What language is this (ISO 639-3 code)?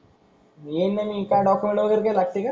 mar